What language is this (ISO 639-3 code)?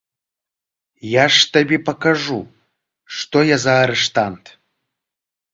bel